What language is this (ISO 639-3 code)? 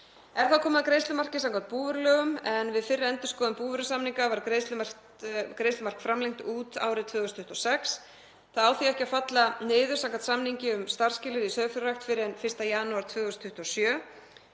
isl